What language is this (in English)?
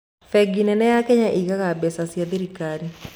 Kikuyu